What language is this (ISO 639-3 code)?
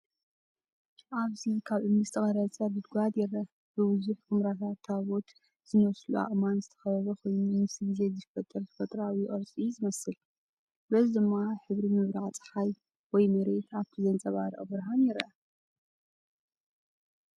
tir